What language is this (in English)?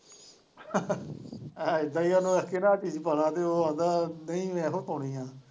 Punjabi